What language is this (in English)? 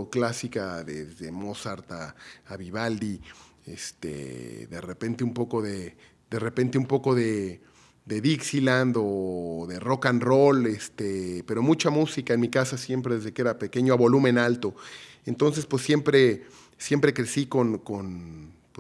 Spanish